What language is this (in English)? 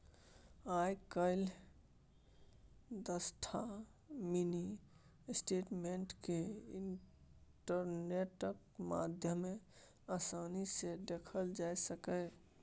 Maithili